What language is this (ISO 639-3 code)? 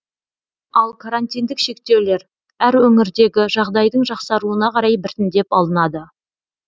kaz